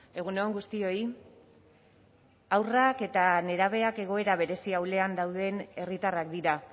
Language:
Basque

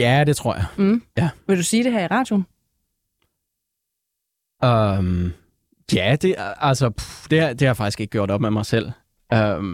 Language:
Danish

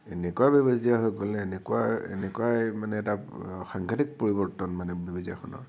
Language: Assamese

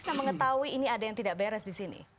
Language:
Indonesian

